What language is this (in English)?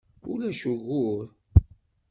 Kabyle